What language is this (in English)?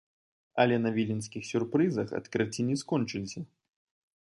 Belarusian